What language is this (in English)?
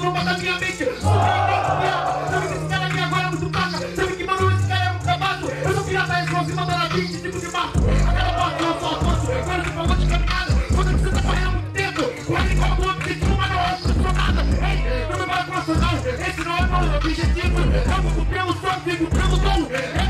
Portuguese